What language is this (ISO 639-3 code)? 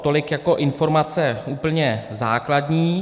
ces